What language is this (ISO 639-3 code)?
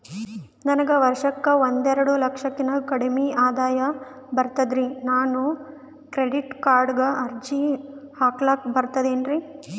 kan